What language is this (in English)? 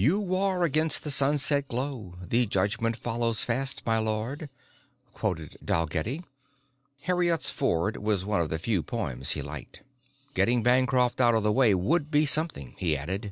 English